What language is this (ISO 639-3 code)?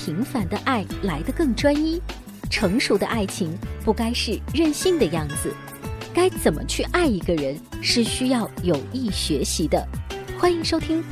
zho